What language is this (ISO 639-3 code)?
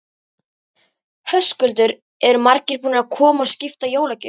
isl